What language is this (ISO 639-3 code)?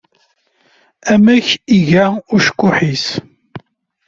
kab